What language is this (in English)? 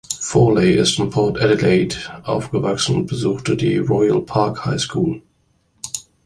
German